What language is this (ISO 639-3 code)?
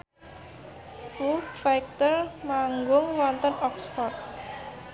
jav